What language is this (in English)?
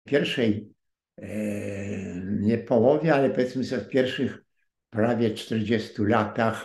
Polish